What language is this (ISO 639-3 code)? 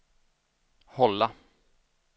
swe